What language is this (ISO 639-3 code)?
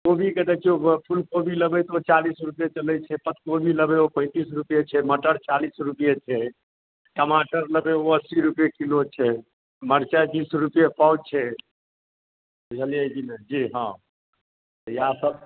mai